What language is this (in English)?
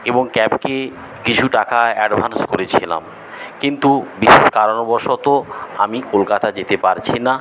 Bangla